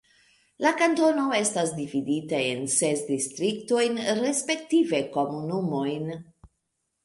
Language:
Esperanto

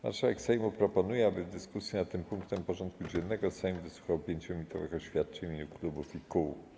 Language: Polish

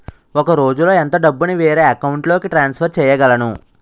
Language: Telugu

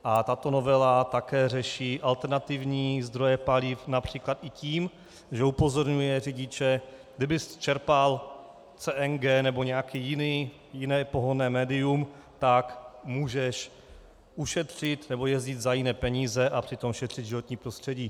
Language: Czech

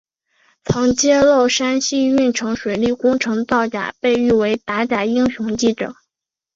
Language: Chinese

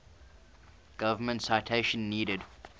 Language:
English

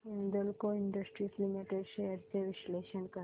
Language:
Marathi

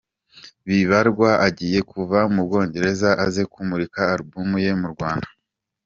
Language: Kinyarwanda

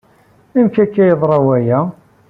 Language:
Kabyle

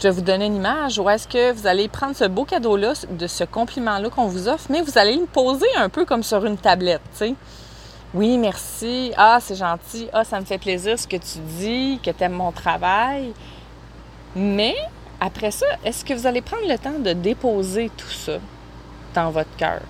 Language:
French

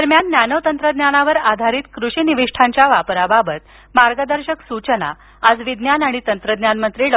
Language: Marathi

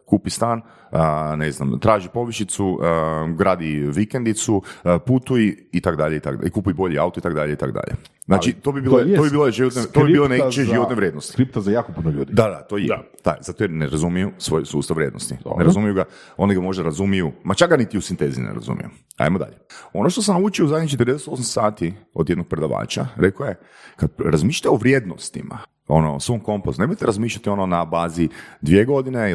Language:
Croatian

